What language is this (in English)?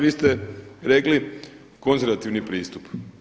Croatian